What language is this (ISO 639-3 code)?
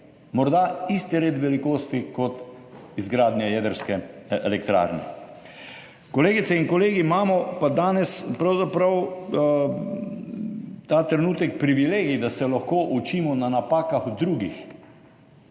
slv